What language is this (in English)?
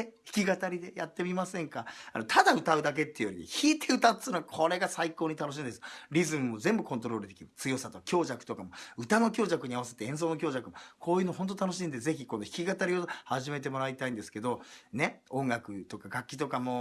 Japanese